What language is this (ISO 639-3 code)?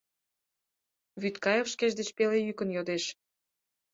chm